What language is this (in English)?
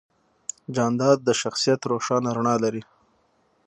Pashto